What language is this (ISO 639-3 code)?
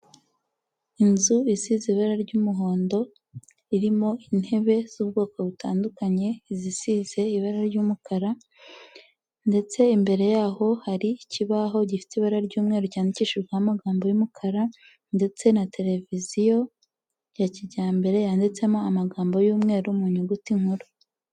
kin